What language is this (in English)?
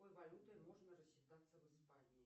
Russian